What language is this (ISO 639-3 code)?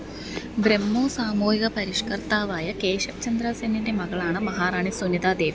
mal